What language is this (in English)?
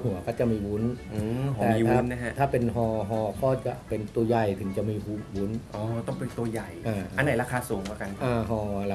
Thai